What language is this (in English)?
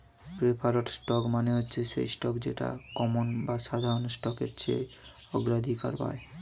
Bangla